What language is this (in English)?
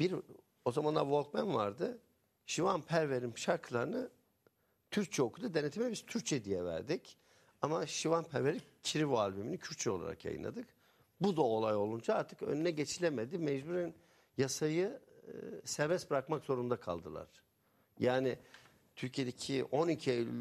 Turkish